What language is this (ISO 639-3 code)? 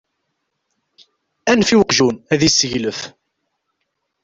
kab